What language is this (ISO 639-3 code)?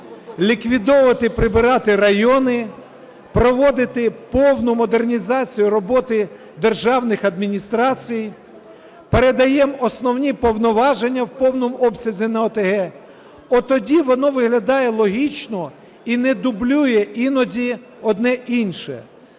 ukr